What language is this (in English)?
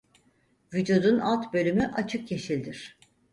Turkish